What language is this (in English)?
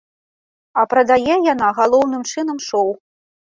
Belarusian